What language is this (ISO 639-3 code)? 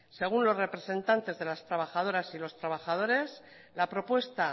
spa